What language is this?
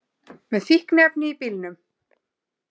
Icelandic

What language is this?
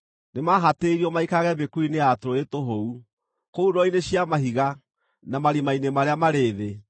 Kikuyu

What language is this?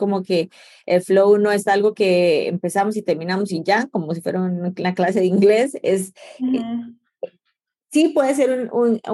Spanish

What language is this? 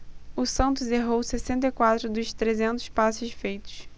Portuguese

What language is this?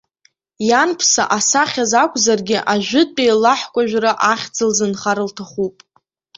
Abkhazian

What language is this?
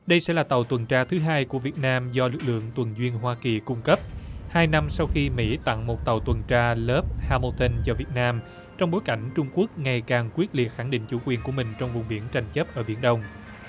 Vietnamese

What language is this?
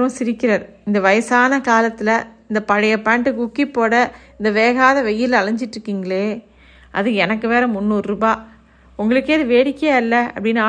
Tamil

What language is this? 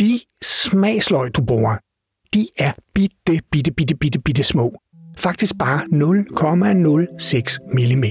Danish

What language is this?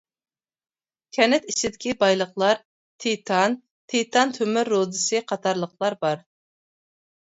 Uyghur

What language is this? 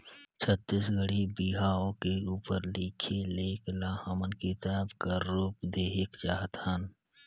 Chhattisgarhi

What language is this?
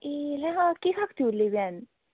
Nepali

